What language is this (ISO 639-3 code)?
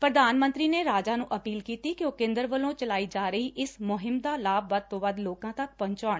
pan